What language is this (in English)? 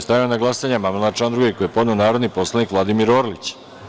Serbian